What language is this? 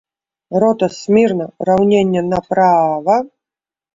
Belarusian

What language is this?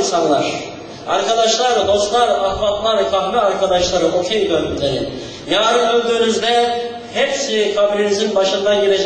Turkish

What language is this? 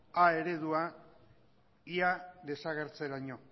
Basque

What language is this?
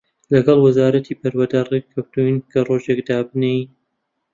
Central Kurdish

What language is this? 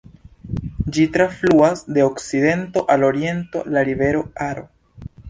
Esperanto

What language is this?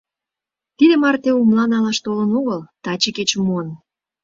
Mari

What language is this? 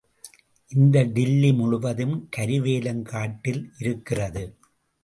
Tamil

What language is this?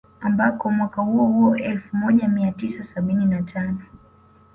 Swahili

